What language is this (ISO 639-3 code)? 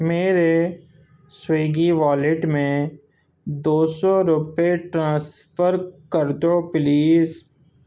urd